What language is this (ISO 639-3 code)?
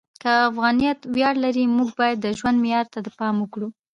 pus